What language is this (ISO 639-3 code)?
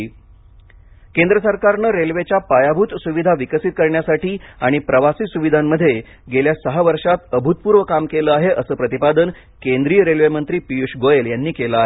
mar